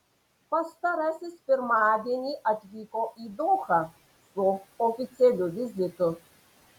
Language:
Lithuanian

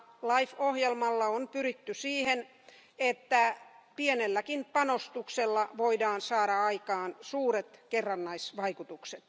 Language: Finnish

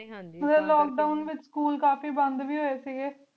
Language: Punjabi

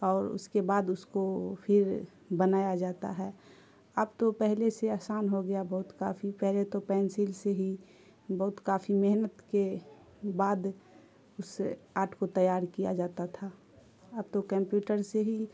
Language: Urdu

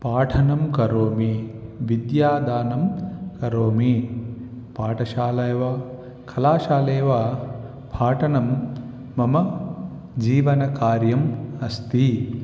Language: Sanskrit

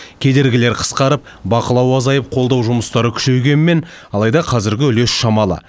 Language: Kazakh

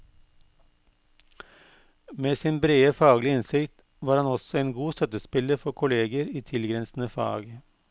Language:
Norwegian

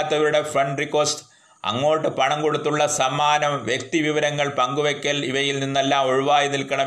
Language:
Malayalam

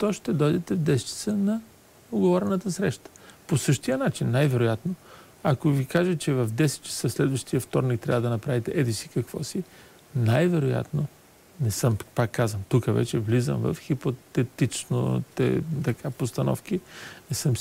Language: Bulgarian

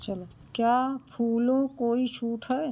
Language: Hindi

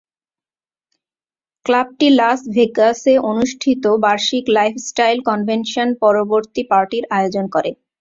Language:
Bangla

